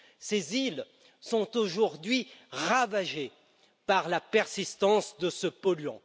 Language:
French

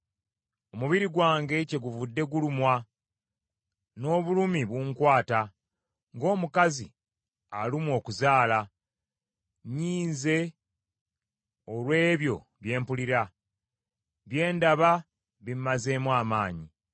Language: Ganda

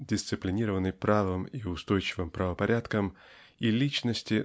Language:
Russian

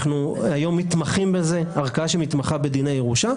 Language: Hebrew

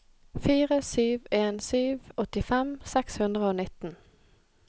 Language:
Norwegian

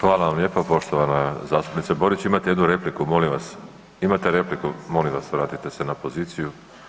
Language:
Croatian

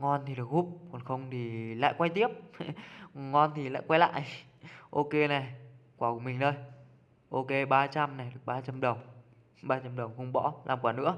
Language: Vietnamese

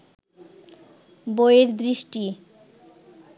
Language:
Bangla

